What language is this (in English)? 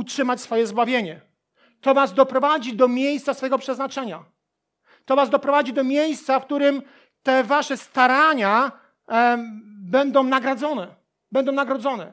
Polish